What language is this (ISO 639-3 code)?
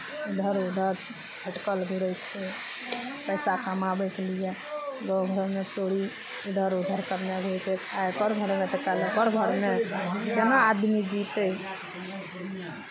mai